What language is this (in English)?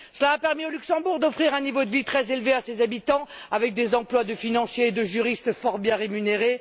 French